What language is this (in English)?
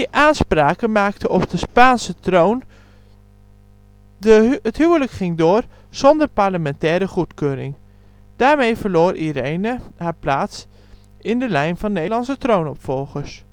Dutch